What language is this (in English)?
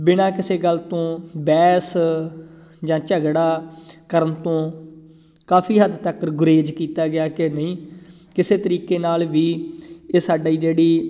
Punjabi